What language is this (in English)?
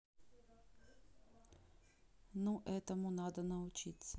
Russian